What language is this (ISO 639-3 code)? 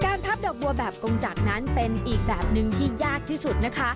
tha